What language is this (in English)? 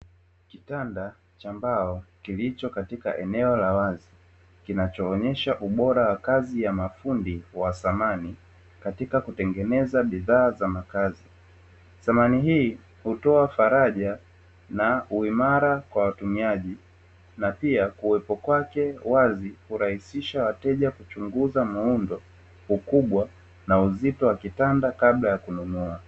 Swahili